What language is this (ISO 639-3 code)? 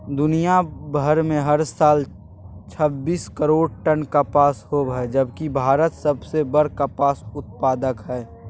mag